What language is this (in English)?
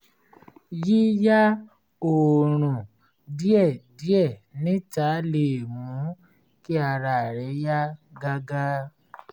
Yoruba